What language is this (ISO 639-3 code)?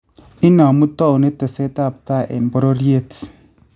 kln